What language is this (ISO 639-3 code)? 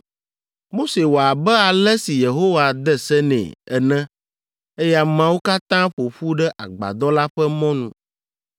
ewe